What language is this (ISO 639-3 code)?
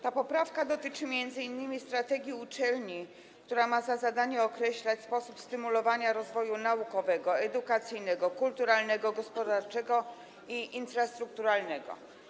pol